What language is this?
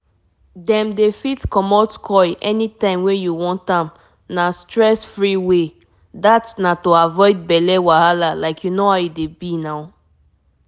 Nigerian Pidgin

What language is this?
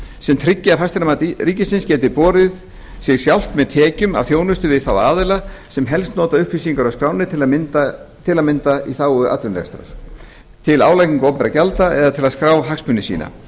Icelandic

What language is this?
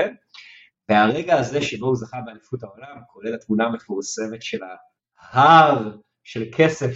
Hebrew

